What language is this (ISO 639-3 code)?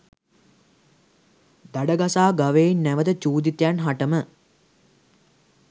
sin